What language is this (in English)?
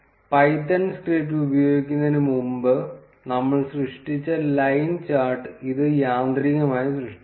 Malayalam